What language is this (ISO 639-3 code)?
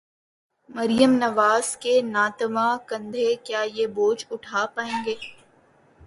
urd